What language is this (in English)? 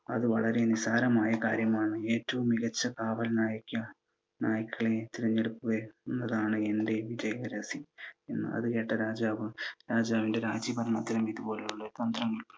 Malayalam